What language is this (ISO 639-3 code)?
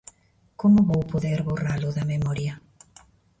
glg